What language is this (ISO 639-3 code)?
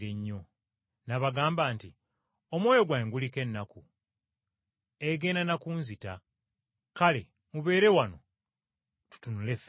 lug